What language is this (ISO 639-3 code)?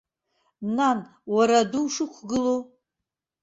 abk